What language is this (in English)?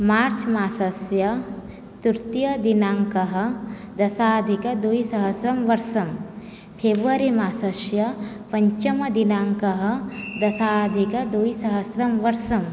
Sanskrit